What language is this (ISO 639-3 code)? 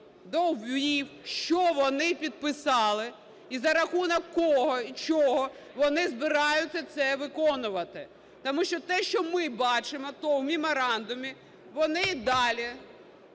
ukr